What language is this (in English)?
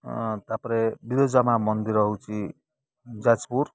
Odia